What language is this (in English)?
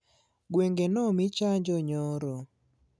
Luo (Kenya and Tanzania)